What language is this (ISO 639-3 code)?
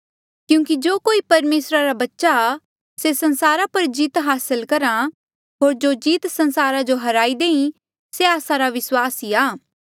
mjl